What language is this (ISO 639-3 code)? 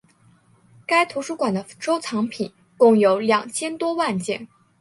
zho